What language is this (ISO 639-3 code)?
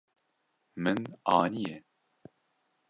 kur